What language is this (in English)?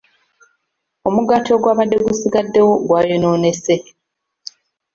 Ganda